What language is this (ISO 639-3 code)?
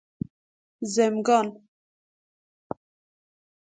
fas